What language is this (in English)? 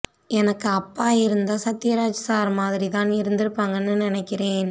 Tamil